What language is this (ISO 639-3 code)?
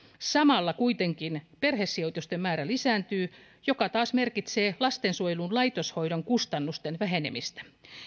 fin